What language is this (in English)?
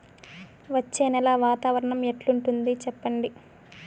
Telugu